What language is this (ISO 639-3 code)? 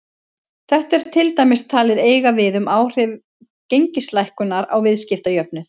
isl